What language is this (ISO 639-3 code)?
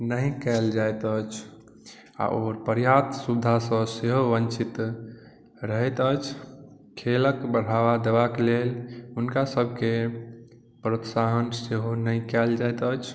mai